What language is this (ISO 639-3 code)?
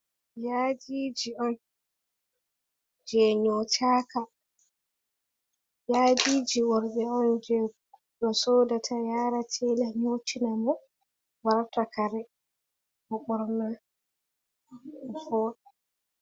ful